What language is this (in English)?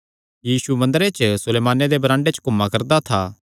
Kangri